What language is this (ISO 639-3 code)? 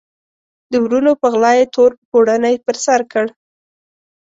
pus